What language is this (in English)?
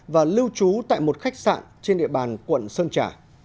Vietnamese